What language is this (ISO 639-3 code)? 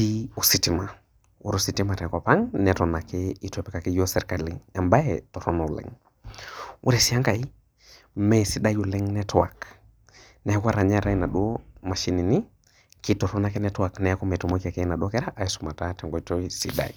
mas